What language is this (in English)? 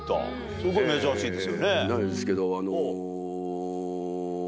Japanese